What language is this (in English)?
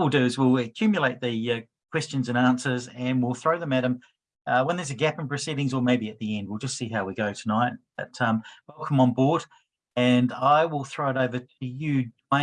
English